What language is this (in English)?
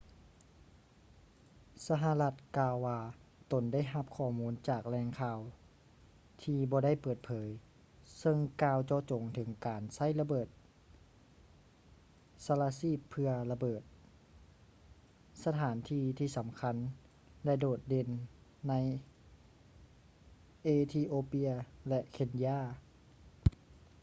Lao